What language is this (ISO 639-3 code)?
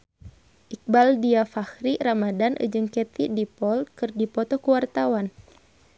sun